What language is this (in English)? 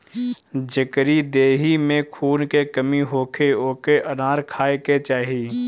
Bhojpuri